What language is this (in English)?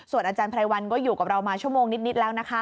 Thai